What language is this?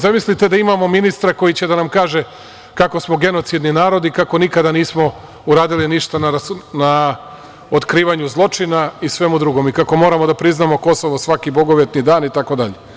Serbian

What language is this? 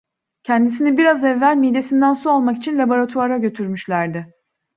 Turkish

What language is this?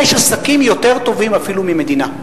Hebrew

